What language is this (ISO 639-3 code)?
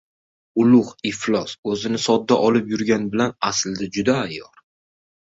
uzb